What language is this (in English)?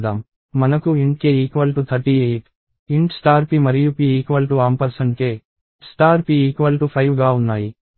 Telugu